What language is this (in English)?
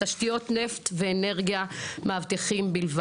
Hebrew